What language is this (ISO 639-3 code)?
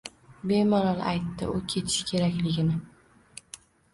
uzb